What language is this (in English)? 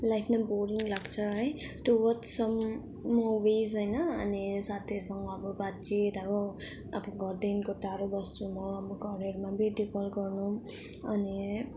Nepali